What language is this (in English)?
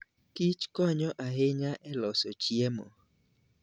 Luo (Kenya and Tanzania)